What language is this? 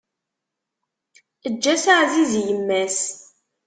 Kabyle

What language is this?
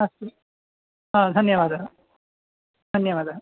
Sanskrit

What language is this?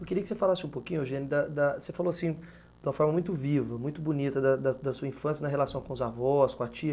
Portuguese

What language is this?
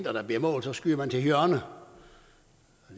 Danish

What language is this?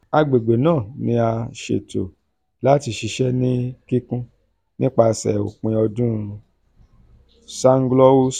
Yoruba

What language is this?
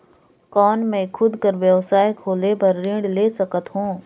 Chhattisgarhi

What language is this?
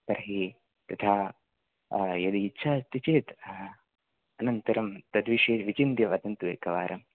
Sanskrit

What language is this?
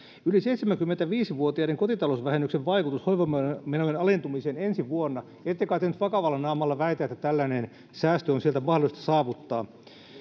Finnish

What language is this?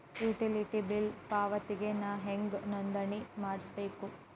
Kannada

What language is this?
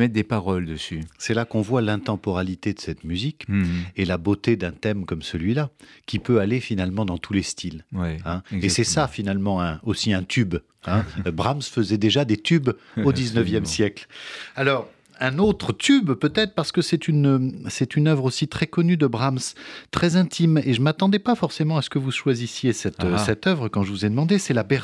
French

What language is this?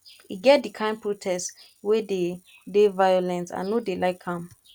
Nigerian Pidgin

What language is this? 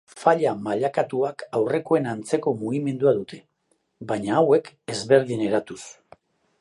Basque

